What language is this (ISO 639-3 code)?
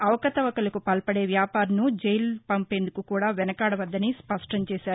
tel